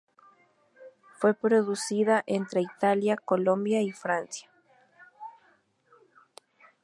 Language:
Spanish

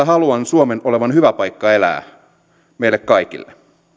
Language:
Finnish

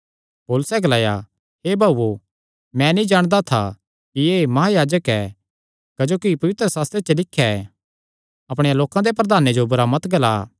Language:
Kangri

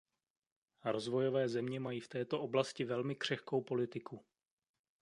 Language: Czech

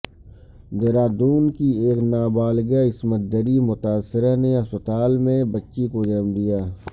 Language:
Urdu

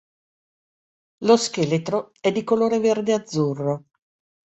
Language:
Italian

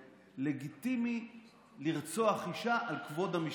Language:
Hebrew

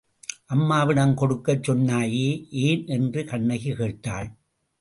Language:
Tamil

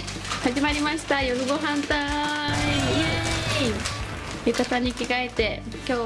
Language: Japanese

